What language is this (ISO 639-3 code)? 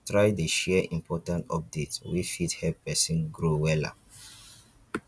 pcm